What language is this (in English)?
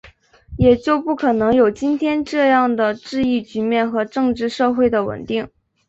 Chinese